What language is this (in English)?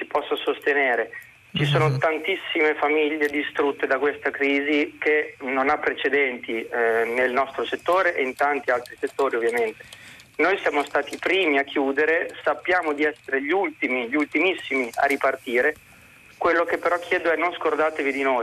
Italian